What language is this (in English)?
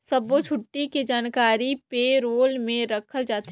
Chhattisgarhi